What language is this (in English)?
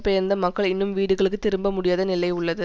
Tamil